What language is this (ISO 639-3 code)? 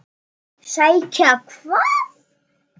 isl